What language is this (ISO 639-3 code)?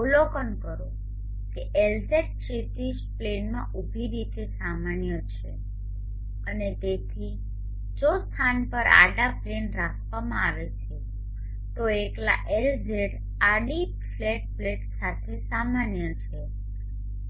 guj